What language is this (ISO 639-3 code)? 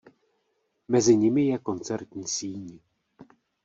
ces